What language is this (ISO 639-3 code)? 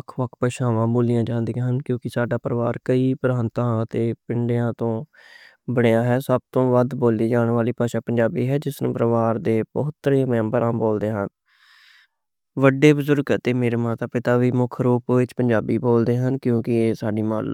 lah